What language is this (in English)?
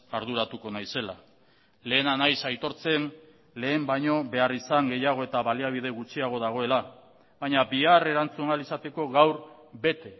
Basque